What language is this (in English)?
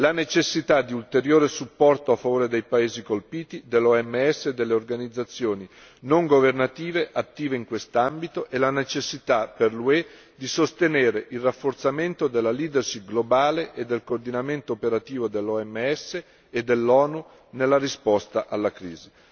Italian